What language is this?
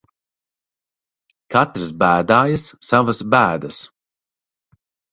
Latvian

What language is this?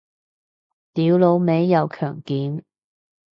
Cantonese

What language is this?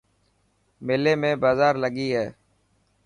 Dhatki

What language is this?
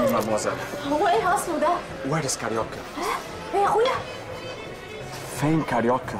Arabic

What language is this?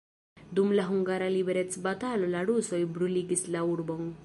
Esperanto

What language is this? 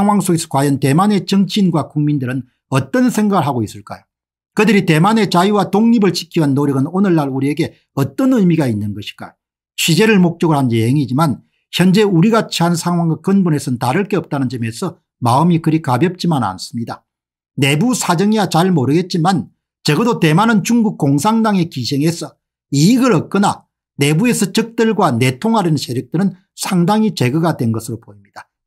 Korean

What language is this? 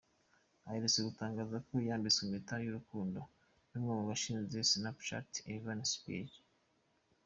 Kinyarwanda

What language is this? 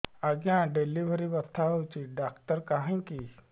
Odia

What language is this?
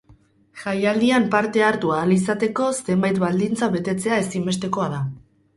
Basque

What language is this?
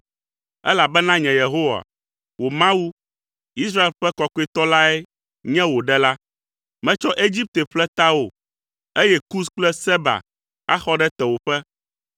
Ewe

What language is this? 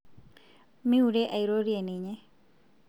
Masai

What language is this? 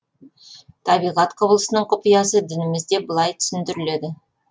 Kazakh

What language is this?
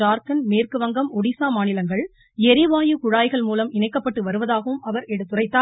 Tamil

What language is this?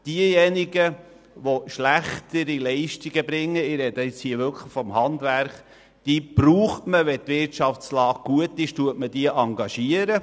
Swiss German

